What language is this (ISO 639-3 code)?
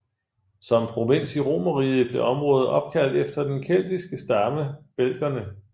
dan